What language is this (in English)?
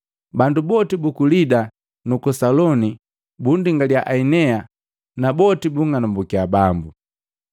Matengo